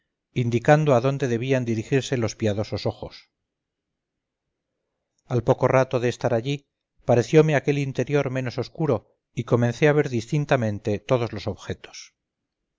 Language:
Spanish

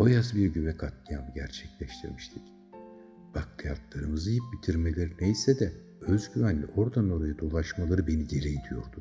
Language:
Turkish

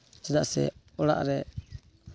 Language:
Santali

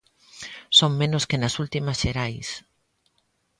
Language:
Galician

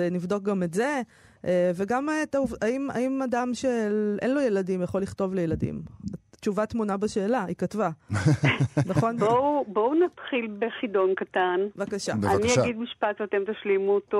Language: Hebrew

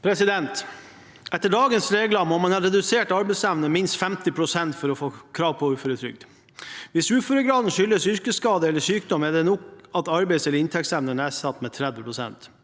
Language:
Norwegian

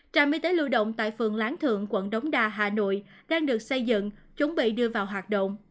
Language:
Vietnamese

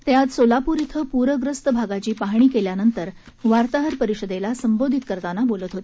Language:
Marathi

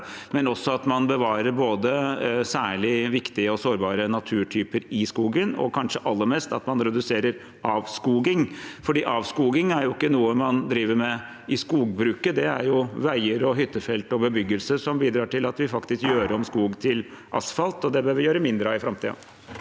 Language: Norwegian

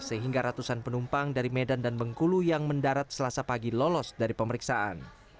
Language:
Indonesian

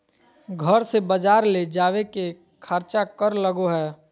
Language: Magahi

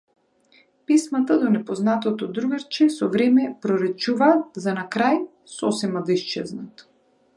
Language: Macedonian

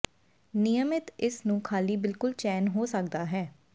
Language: Punjabi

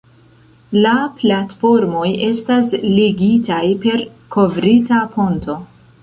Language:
Esperanto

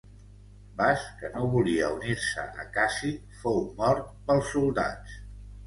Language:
Catalan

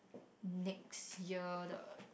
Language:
English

